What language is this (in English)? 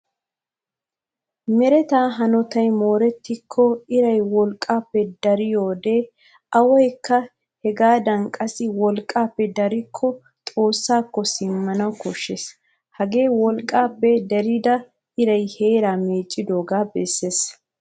Wolaytta